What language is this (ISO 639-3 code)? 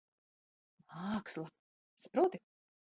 lav